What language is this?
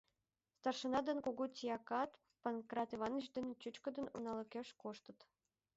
Mari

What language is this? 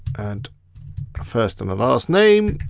English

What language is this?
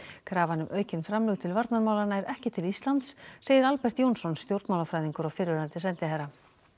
Icelandic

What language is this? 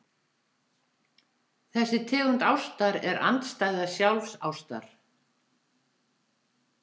Icelandic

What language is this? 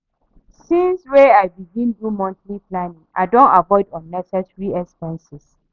Nigerian Pidgin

